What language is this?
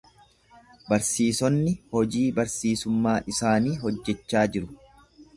Oromo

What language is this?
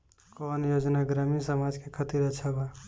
Bhojpuri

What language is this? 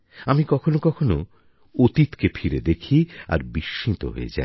Bangla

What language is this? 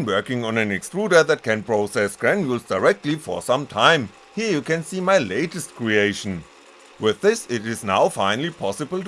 English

